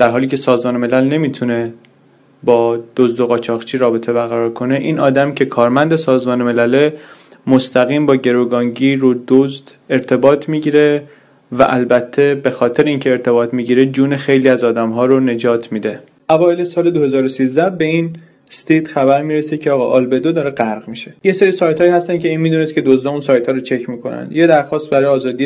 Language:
Persian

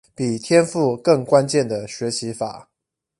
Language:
Chinese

